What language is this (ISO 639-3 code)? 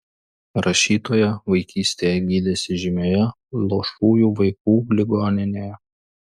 lit